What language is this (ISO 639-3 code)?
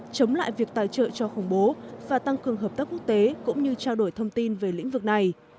vie